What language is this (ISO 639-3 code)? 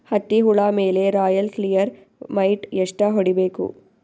kan